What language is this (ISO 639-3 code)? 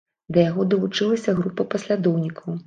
bel